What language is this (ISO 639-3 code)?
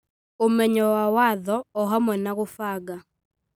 kik